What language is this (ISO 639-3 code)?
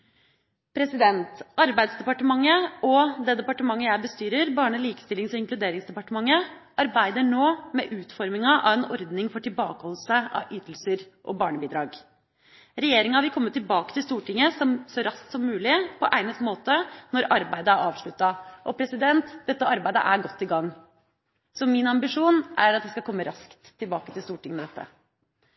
nob